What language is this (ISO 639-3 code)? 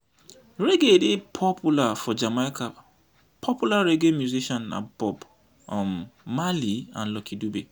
pcm